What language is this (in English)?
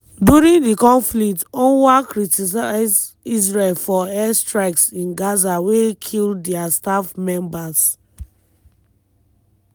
Nigerian Pidgin